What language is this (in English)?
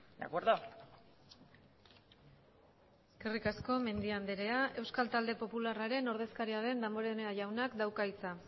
Basque